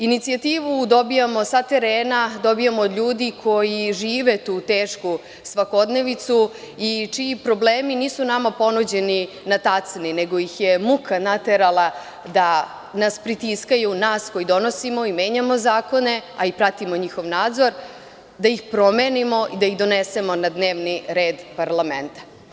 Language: Serbian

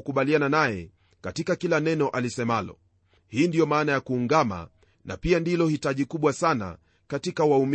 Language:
Swahili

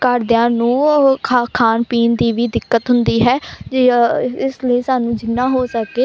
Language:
Punjabi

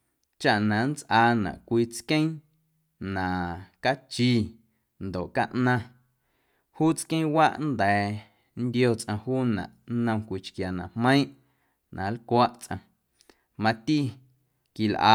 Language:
Guerrero Amuzgo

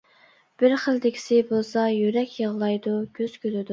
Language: Uyghur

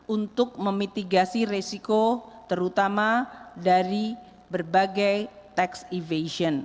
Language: Indonesian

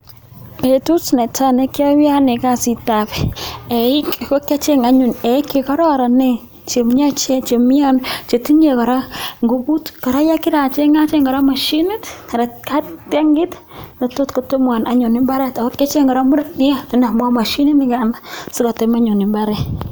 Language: Kalenjin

